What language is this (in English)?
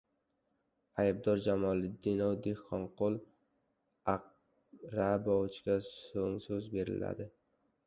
Uzbek